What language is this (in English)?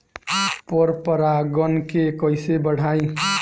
Bhojpuri